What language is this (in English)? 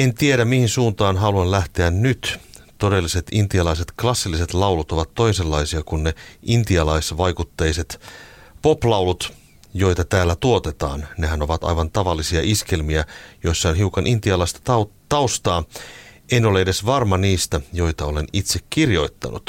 Finnish